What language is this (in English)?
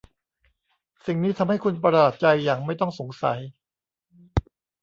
Thai